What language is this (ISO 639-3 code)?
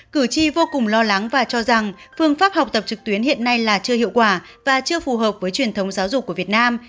vie